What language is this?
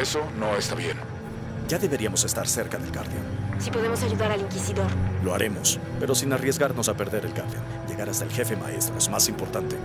Spanish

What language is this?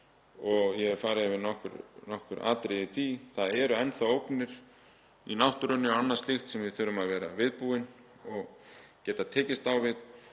Icelandic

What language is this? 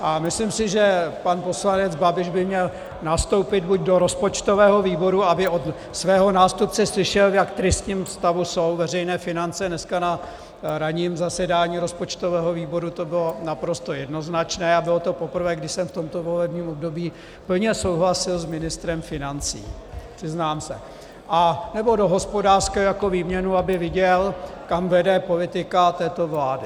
Czech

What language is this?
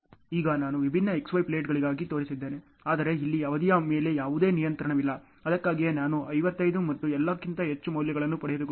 Kannada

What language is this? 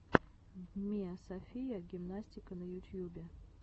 Russian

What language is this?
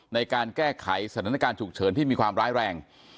Thai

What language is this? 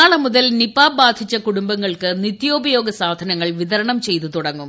Malayalam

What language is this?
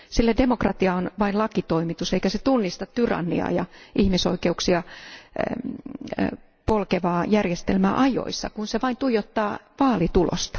Finnish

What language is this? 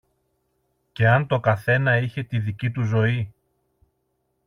Greek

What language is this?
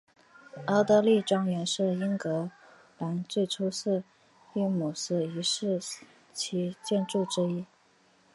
Chinese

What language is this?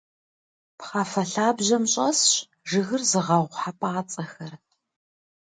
Kabardian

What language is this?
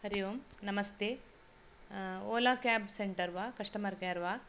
Sanskrit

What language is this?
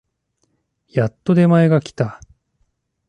Japanese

